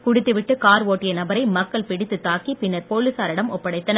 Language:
Tamil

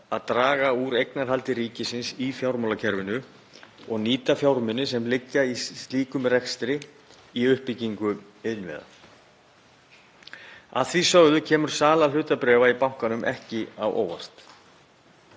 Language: Icelandic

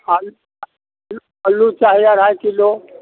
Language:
Maithili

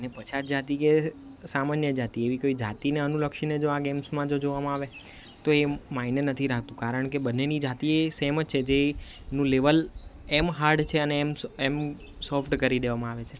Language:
Gujarati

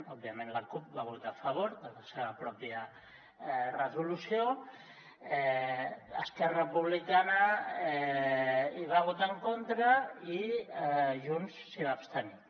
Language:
Catalan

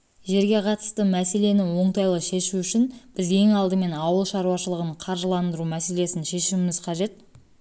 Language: Kazakh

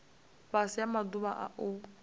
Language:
Venda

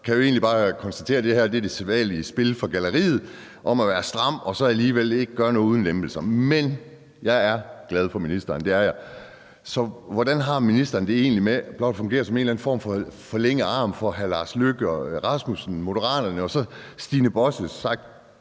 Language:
Danish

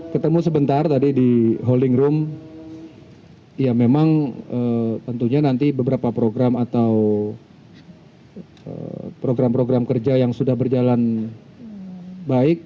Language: Indonesian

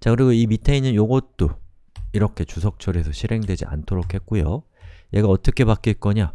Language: Korean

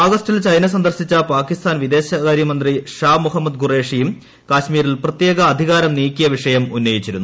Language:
Malayalam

